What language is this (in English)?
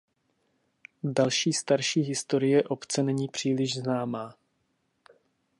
Czech